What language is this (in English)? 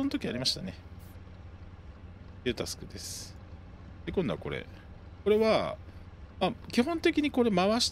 Japanese